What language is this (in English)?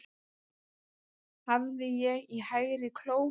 Icelandic